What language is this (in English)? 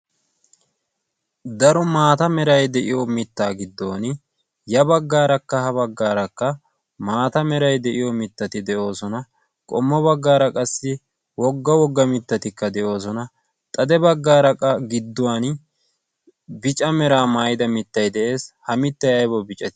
Wolaytta